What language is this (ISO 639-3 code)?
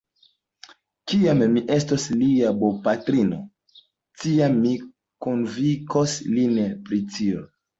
epo